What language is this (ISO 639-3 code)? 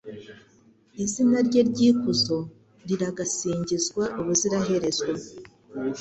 kin